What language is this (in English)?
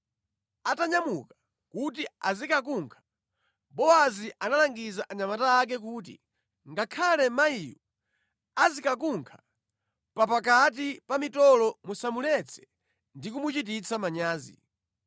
Nyanja